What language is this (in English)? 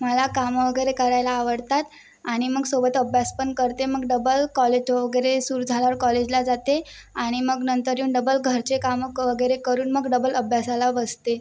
Marathi